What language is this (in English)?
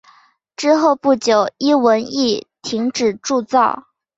Chinese